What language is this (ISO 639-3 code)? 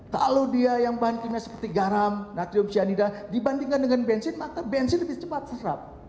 ind